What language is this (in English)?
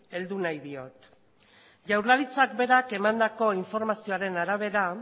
Basque